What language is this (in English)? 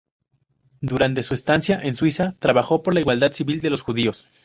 Spanish